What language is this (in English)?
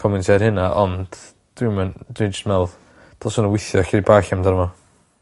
Welsh